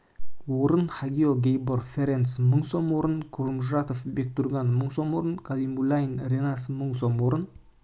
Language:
Kazakh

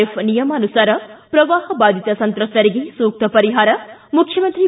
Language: Kannada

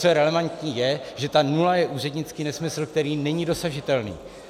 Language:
Czech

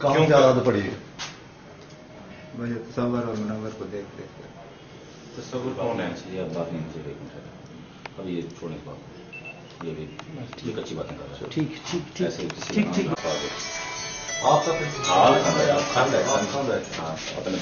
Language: Punjabi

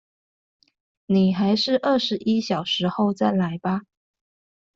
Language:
Chinese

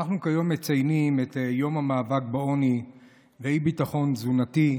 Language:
Hebrew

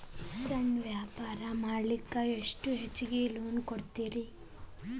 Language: Kannada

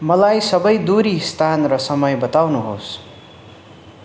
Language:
Nepali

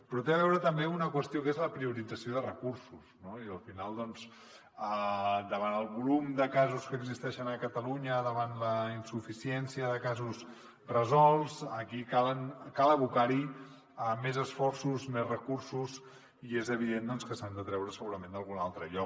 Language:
Catalan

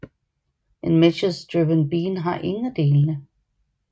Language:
Danish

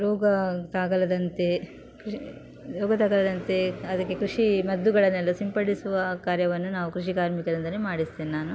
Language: Kannada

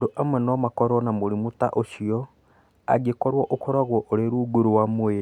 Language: Kikuyu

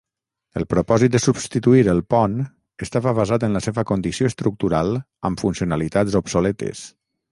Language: Catalan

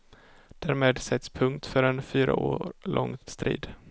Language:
Swedish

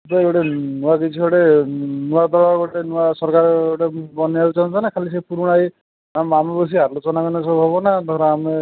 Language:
Odia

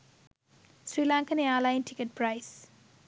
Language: Sinhala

